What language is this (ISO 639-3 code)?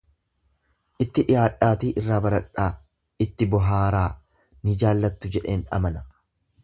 orm